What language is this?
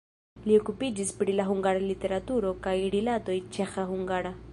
Esperanto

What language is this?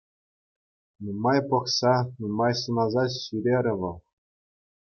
Chuvash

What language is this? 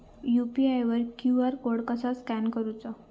Marathi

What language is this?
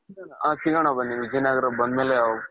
Kannada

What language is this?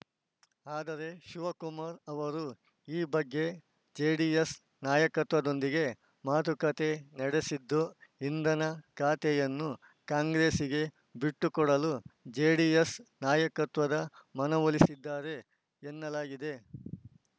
Kannada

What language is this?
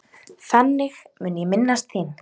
Icelandic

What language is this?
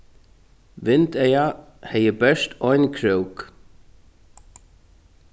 Faroese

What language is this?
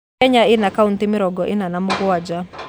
Kikuyu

